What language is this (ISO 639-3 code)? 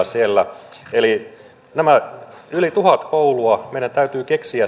fin